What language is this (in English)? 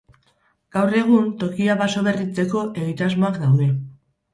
Basque